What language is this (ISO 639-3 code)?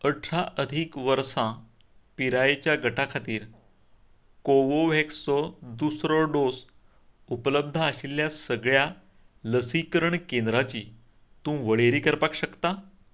kok